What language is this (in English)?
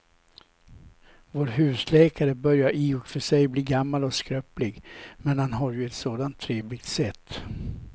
Swedish